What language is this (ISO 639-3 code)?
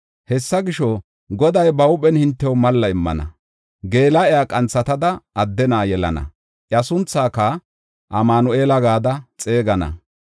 gof